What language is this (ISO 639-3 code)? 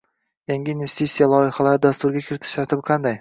uzb